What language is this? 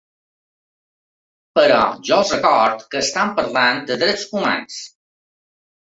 Catalan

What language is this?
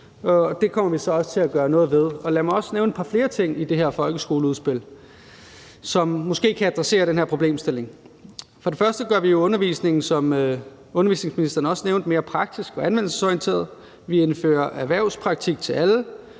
Danish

